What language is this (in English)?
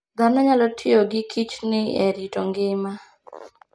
Luo (Kenya and Tanzania)